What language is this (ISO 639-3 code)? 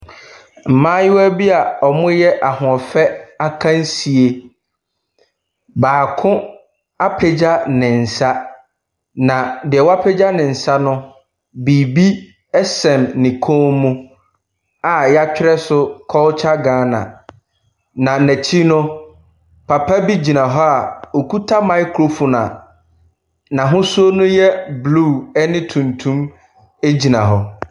aka